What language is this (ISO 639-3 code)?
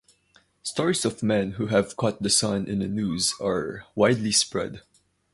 eng